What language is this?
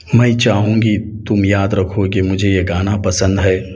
Urdu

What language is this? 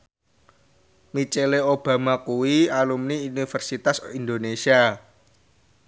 Javanese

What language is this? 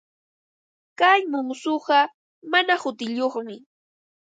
Ambo-Pasco Quechua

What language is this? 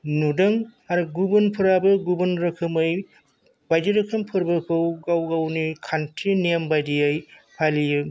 Bodo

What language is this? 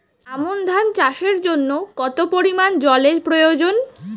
Bangla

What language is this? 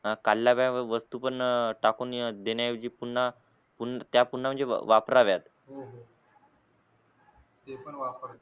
Marathi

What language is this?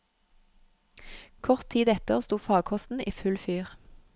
Norwegian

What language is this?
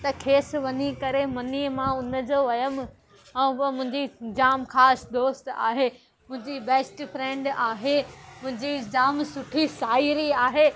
Sindhi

